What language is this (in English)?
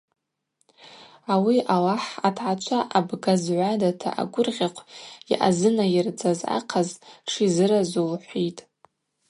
Abaza